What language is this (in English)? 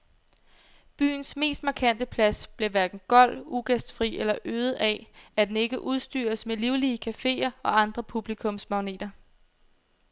Danish